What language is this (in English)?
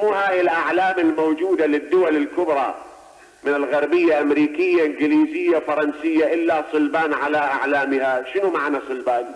Arabic